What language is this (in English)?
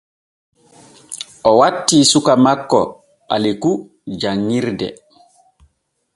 Borgu Fulfulde